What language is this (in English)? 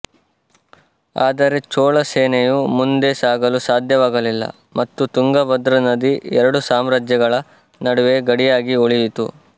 Kannada